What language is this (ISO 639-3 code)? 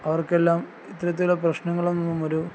mal